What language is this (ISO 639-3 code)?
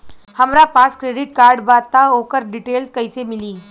bho